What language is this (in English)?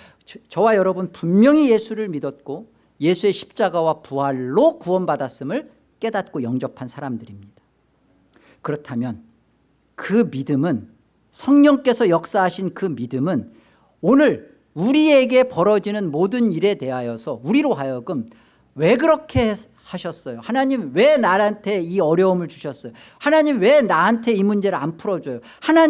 Korean